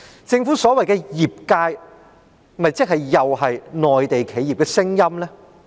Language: Cantonese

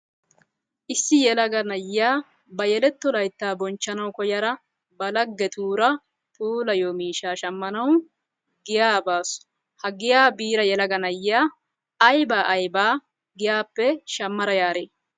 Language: Wolaytta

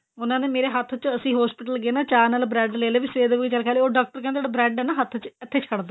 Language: Punjabi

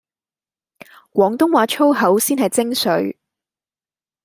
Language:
Cantonese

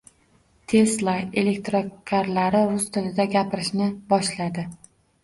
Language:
Uzbek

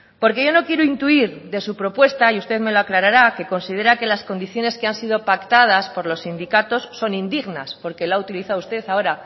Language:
Spanish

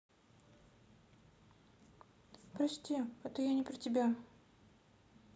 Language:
Russian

